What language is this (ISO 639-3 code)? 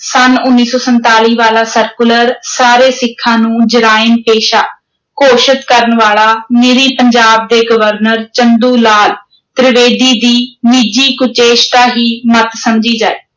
pan